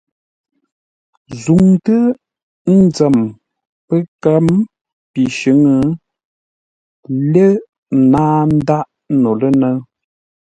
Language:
Ngombale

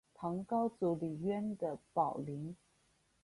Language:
Chinese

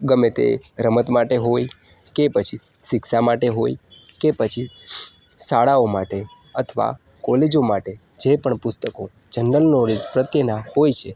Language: Gujarati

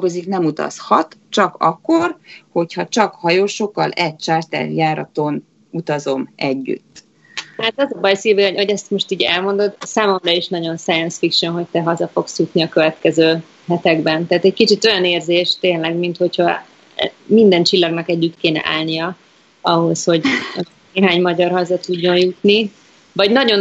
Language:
Hungarian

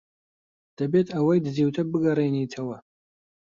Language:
Central Kurdish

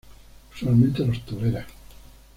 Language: Spanish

